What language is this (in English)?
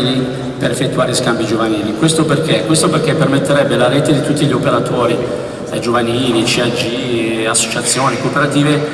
Italian